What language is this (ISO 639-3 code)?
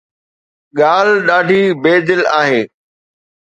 snd